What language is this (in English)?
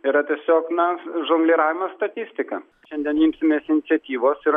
Lithuanian